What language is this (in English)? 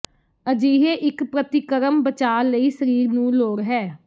Punjabi